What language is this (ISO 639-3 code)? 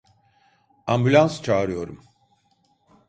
tur